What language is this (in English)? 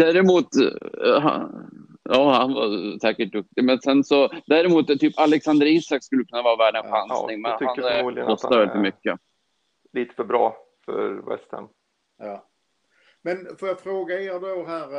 Swedish